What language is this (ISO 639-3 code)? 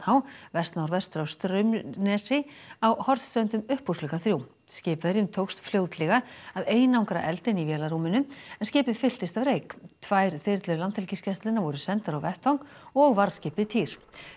isl